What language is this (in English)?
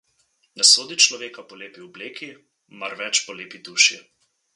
Slovenian